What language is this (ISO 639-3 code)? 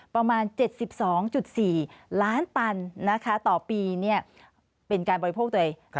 tha